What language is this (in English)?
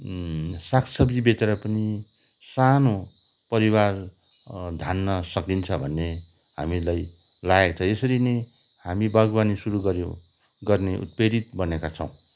Nepali